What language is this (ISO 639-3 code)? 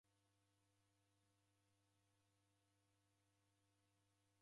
dav